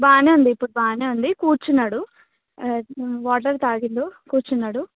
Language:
Telugu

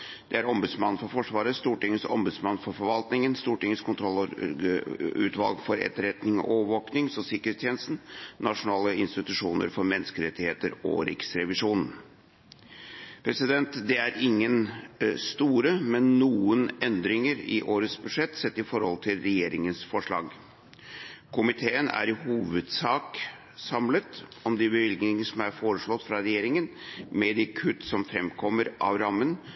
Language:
Norwegian Bokmål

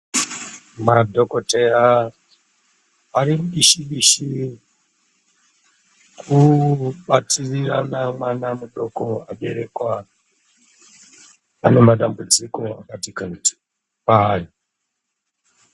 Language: Ndau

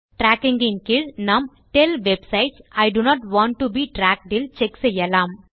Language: Tamil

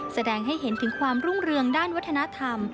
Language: Thai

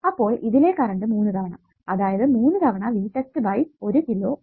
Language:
Malayalam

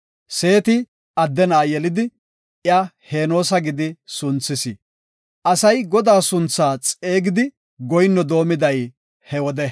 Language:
Gofa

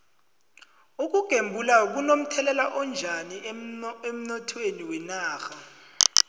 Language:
South Ndebele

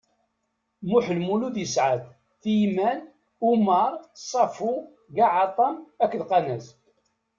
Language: Kabyle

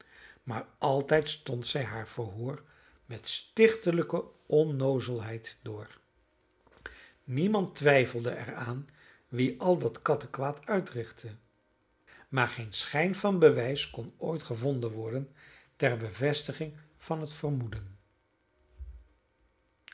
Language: Dutch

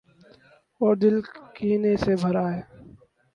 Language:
Urdu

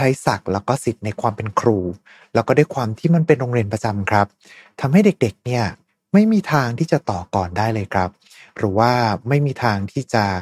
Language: Thai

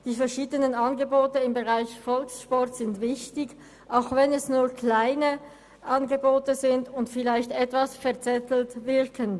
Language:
Swiss German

